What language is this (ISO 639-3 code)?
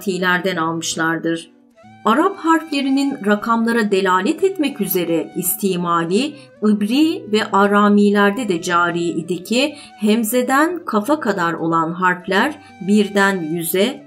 tur